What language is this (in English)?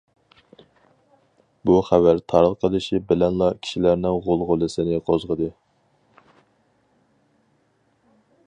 Uyghur